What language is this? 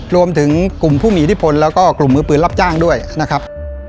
Thai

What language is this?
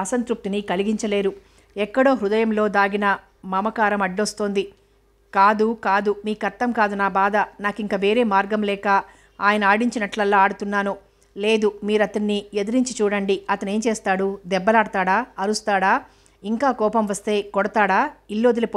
Telugu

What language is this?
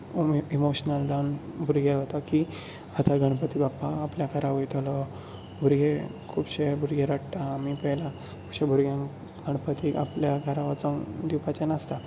Konkani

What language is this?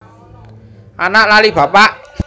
Javanese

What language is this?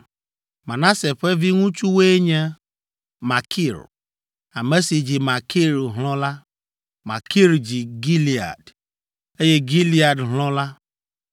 Ewe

